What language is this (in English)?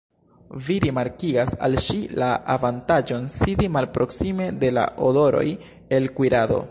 Esperanto